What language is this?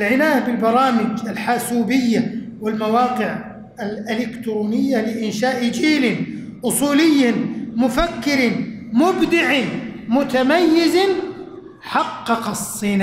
Arabic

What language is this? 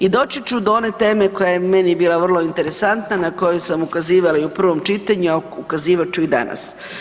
Croatian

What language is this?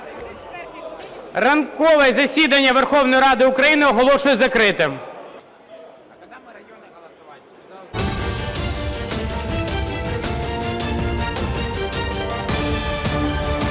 Ukrainian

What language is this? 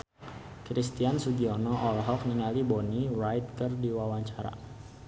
Sundanese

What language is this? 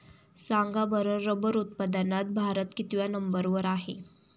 Marathi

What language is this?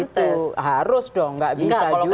Indonesian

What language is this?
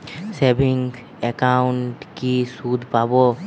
Bangla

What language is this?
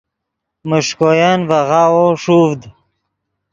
Yidgha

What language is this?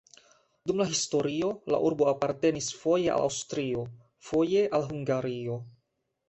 Esperanto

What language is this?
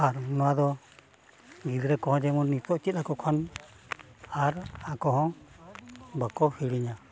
Santali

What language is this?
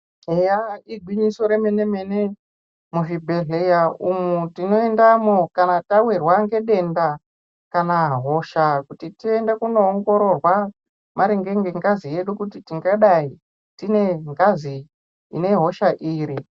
Ndau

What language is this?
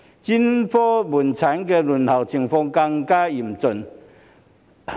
Cantonese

